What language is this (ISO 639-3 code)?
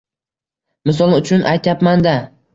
uzb